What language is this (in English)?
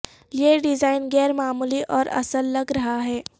Urdu